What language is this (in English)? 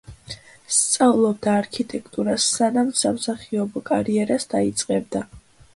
Georgian